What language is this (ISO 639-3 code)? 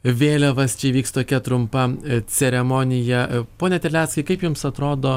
lit